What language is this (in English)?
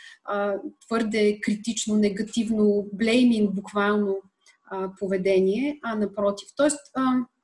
Bulgarian